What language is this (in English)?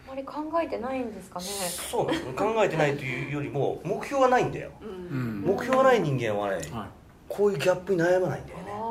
Japanese